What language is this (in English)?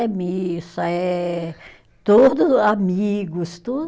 Portuguese